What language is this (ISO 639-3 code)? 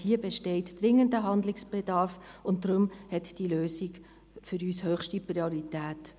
gsw